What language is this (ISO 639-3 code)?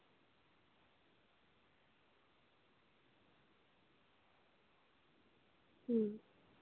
sat